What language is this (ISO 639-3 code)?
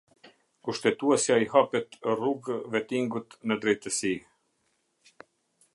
sqi